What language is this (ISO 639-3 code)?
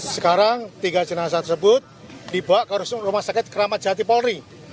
ind